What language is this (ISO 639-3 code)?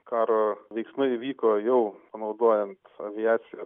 lit